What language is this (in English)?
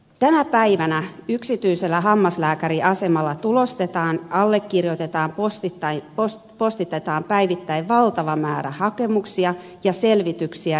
Finnish